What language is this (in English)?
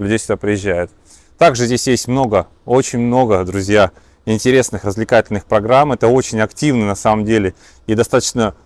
Russian